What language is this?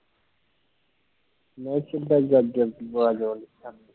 Punjabi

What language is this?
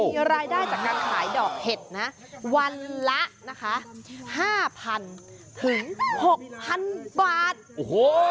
Thai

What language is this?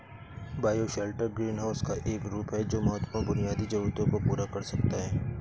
Hindi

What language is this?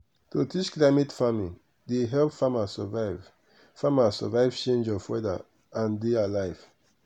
Nigerian Pidgin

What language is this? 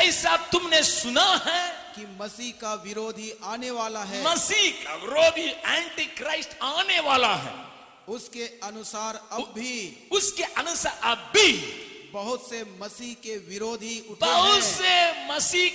Hindi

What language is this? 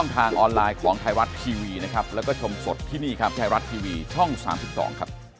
Thai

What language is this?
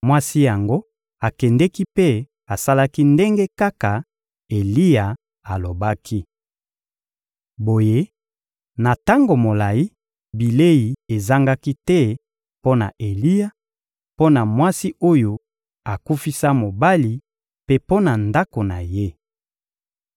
Lingala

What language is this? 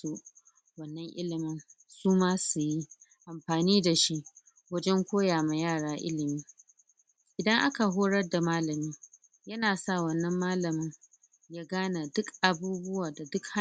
Hausa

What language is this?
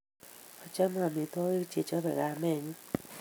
Kalenjin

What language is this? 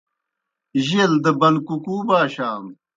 Kohistani Shina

